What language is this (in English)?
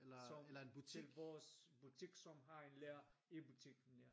Danish